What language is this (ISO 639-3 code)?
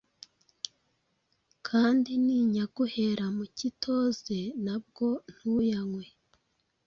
kin